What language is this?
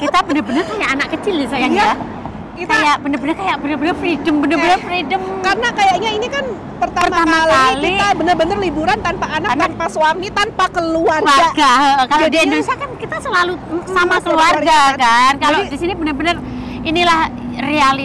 Indonesian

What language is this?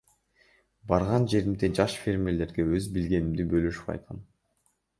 Kyrgyz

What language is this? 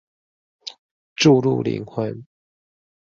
Chinese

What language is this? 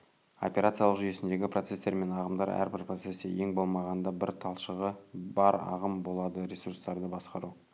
Kazakh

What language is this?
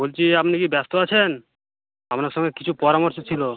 Bangla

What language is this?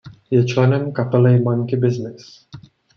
Czech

